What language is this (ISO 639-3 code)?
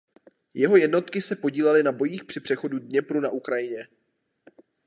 ces